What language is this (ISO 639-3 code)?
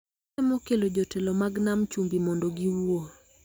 luo